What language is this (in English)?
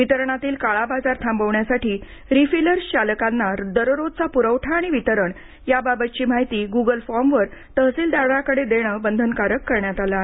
Marathi